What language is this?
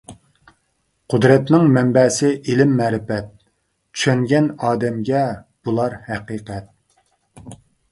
Uyghur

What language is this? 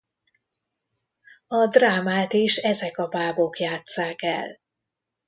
Hungarian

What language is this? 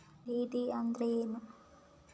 Kannada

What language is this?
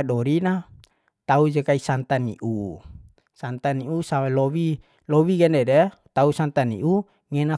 Bima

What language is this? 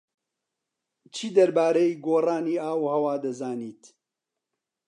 Central Kurdish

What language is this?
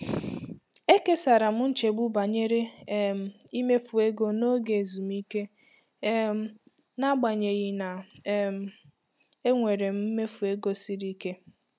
Igbo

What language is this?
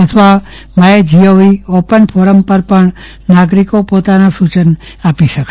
Gujarati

